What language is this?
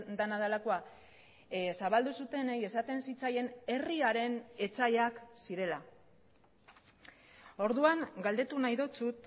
Basque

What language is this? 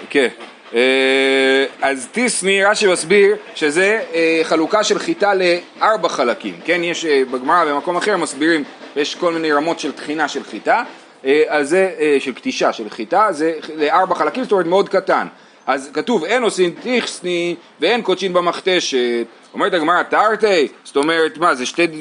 Hebrew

